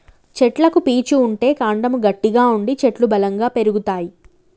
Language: Telugu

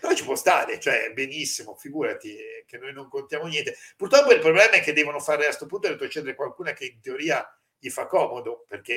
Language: Italian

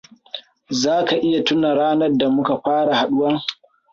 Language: Hausa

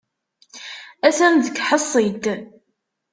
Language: Kabyle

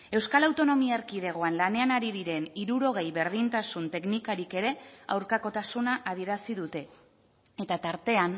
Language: Basque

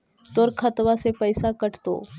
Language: Magahi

